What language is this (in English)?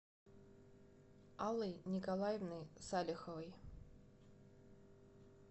Russian